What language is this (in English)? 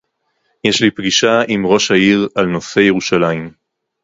Hebrew